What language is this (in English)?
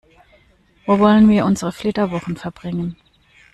German